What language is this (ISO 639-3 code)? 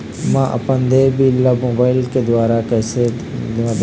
hne